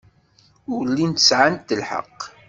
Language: Kabyle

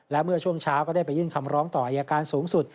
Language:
Thai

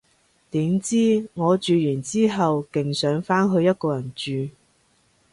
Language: Cantonese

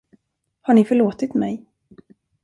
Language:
Swedish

